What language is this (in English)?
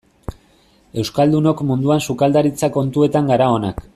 Basque